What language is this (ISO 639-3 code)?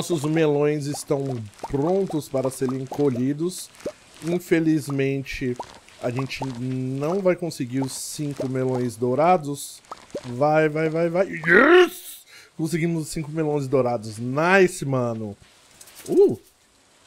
por